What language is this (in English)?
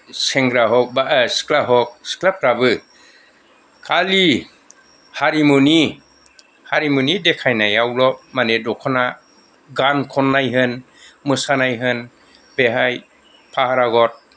Bodo